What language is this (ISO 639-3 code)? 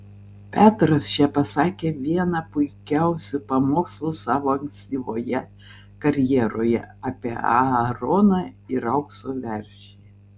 lit